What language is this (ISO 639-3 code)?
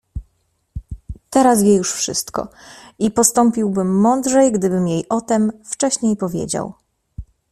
pol